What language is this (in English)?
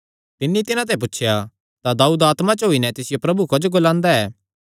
Kangri